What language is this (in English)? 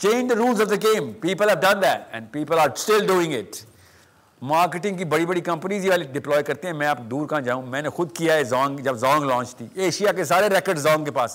Urdu